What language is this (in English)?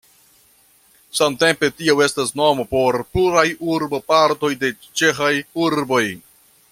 Esperanto